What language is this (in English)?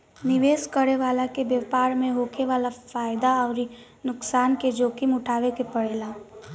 Bhojpuri